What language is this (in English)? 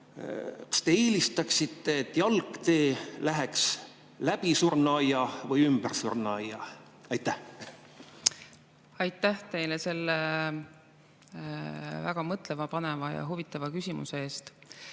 Estonian